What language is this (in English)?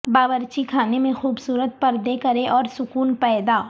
Urdu